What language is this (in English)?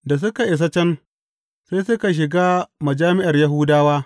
Hausa